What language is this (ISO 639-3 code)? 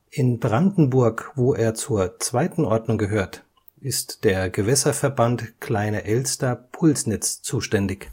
deu